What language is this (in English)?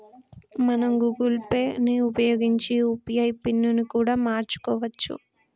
Telugu